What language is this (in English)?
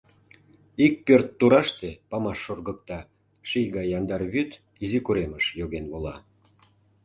Mari